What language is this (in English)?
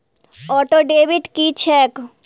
Maithili